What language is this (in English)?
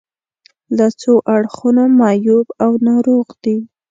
Pashto